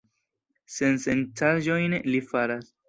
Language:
Esperanto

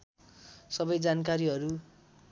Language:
Nepali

